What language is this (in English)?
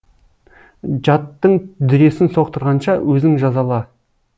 Kazakh